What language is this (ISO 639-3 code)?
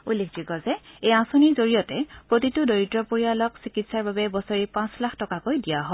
asm